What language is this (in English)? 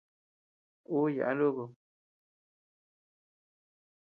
Tepeuxila Cuicatec